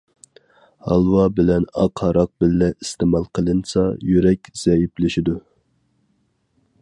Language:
Uyghur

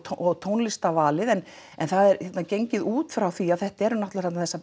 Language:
Icelandic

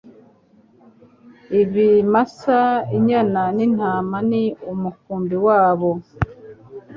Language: Kinyarwanda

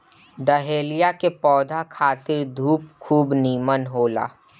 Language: Bhojpuri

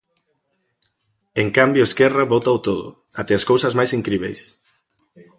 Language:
Galician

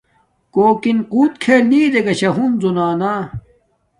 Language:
Domaaki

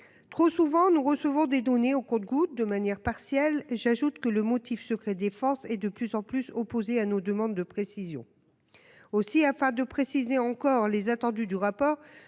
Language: French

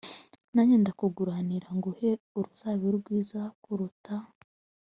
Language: Kinyarwanda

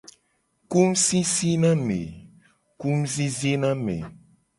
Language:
Gen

